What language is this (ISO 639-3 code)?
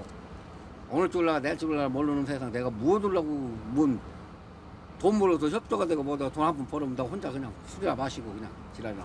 kor